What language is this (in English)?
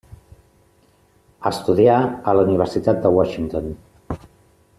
Catalan